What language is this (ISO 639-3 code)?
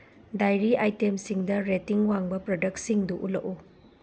mni